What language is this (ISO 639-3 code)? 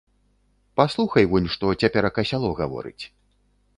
bel